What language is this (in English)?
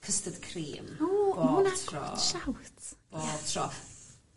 Welsh